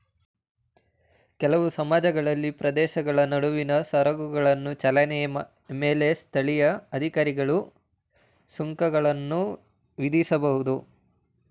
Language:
Kannada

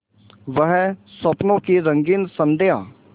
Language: Hindi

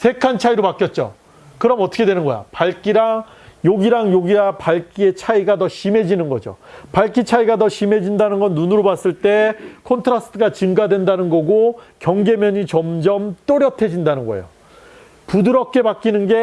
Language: Korean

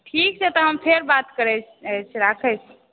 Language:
Maithili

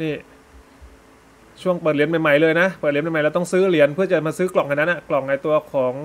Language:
Thai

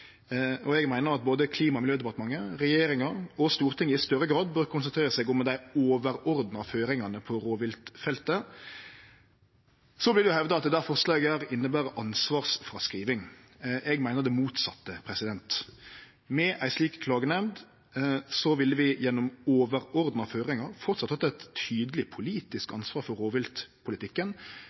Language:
Norwegian Nynorsk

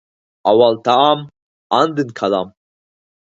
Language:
Uyghur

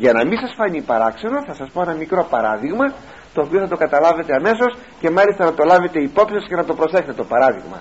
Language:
Greek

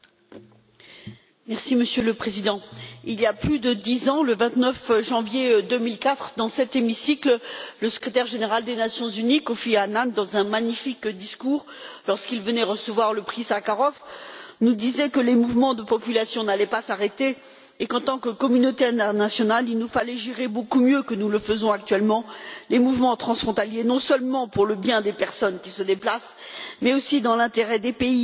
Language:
French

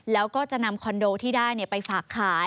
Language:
Thai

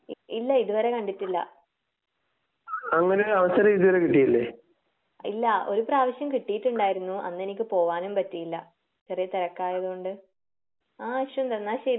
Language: Malayalam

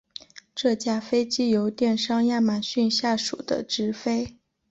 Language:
Chinese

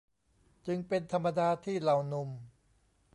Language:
Thai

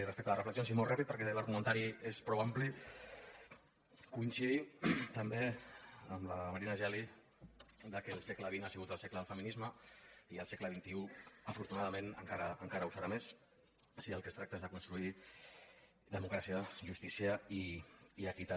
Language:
Catalan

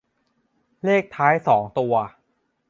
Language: Thai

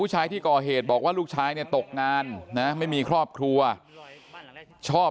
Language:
Thai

